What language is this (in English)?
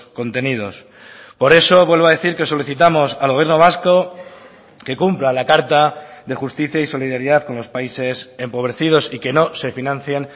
Spanish